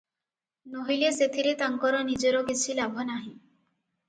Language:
Odia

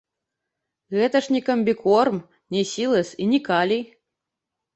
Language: Belarusian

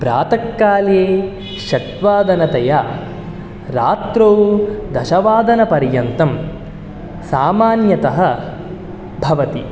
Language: Sanskrit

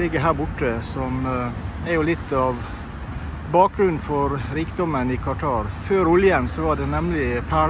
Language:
Norwegian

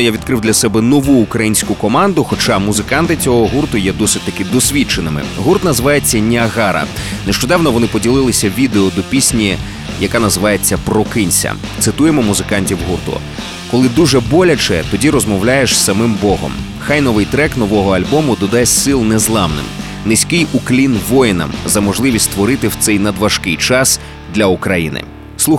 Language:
Ukrainian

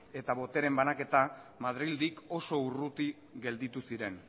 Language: Basque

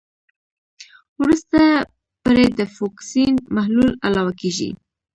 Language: Pashto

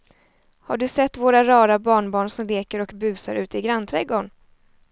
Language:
Swedish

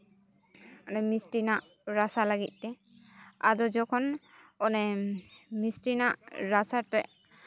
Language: Santali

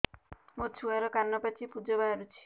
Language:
Odia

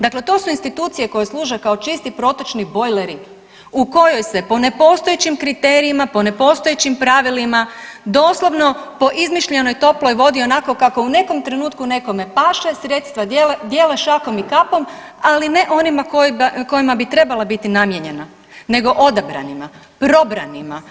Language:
Croatian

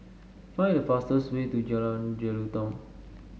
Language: English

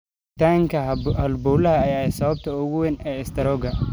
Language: Somali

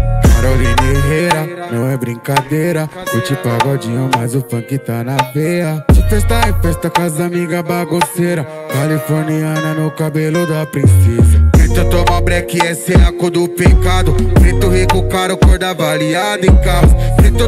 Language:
Portuguese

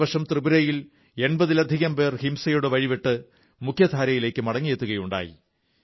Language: Malayalam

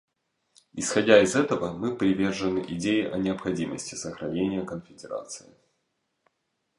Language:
Russian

